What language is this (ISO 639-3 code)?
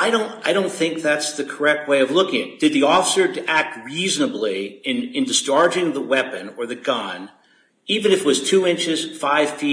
eng